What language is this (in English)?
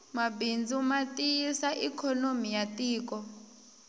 Tsonga